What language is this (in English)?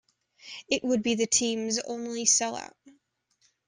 English